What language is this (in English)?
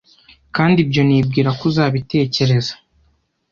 Kinyarwanda